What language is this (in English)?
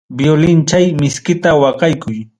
Ayacucho Quechua